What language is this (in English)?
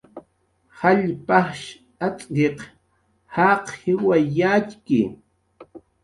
Jaqaru